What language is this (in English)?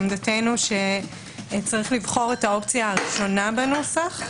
Hebrew